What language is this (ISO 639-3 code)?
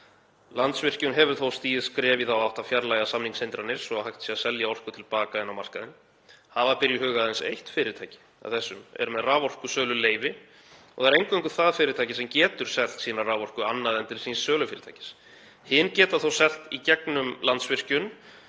isl